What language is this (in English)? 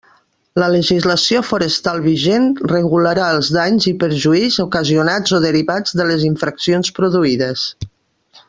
Catalan